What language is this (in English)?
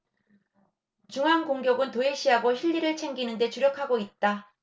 Korean